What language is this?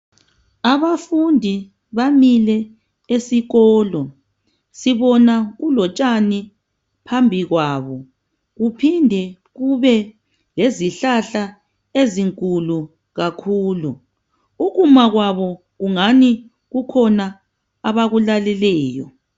North Ndebele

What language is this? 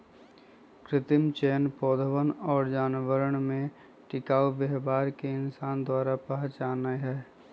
Magahi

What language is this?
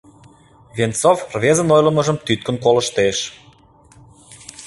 Mari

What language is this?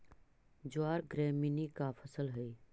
Magahi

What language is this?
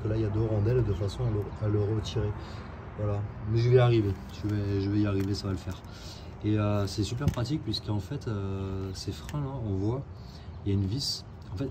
French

